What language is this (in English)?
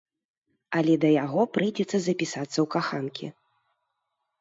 Belarusian